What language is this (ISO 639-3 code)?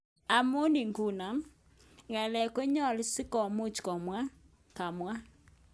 kln